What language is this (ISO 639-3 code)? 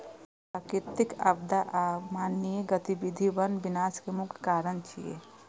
mai